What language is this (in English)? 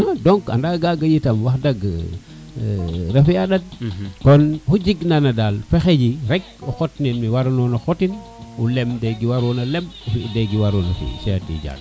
Serer